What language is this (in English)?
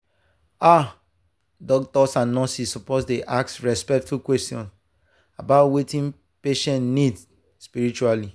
Nigerian Pidgin